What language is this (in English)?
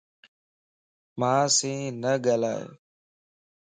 Lasi